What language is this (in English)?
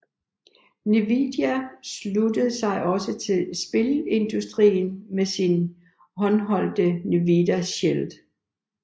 Danish